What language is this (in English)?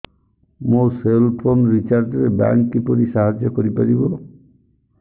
Odia